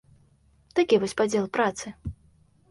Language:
Belarusian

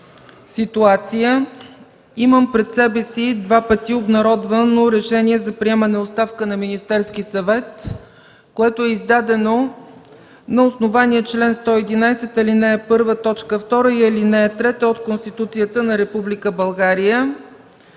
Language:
Bulgarian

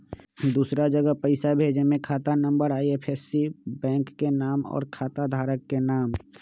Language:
Magahi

